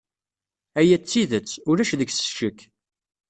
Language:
Kabyle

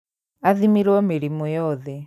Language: Kikuyu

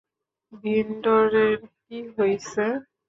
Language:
Bangla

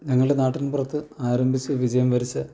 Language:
Malayalam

